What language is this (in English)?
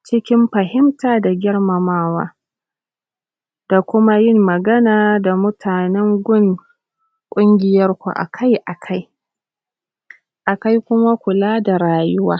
Hausa